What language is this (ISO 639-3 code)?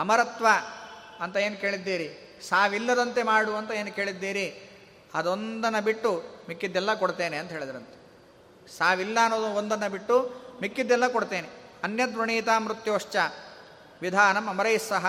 kan